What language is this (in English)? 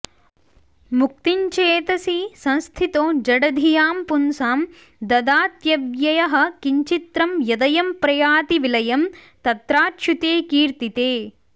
Sanskrit